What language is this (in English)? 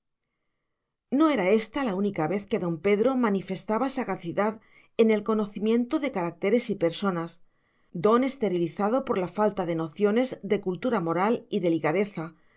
Spanish